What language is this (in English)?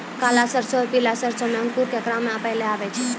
Maithili